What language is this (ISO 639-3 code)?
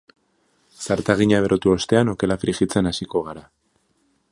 eus